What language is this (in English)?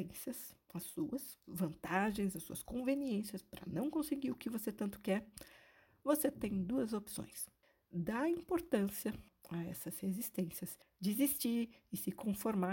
Portuguese